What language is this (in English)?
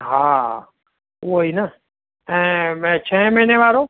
Sindhi